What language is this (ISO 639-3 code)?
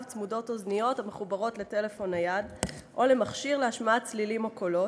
heb